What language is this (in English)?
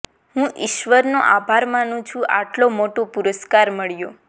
Gujarati